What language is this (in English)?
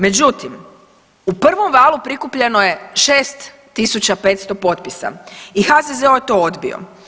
Croatian